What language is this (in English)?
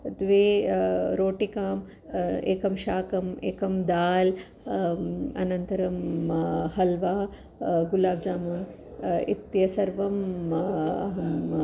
Sanskrit